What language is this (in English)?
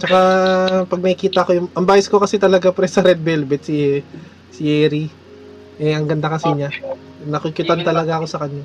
Filipino